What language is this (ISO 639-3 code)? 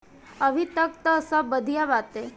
bho